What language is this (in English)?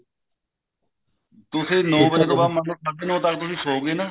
Punjabi